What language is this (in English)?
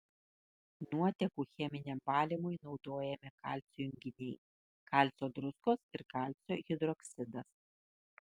Lithuanian